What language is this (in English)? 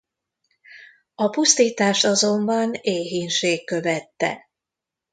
Hungarian